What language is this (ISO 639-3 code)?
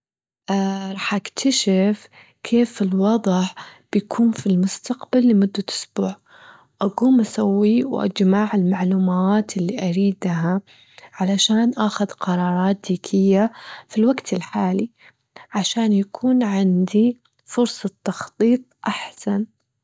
afb